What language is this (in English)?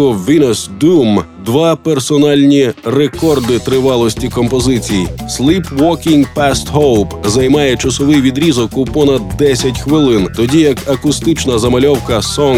Ukrainian